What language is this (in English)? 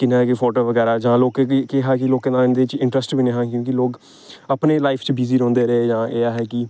Dogri